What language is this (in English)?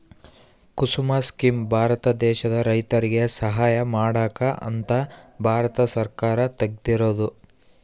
Kannada